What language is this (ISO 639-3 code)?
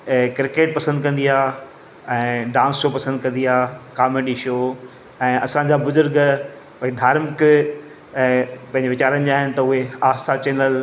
snd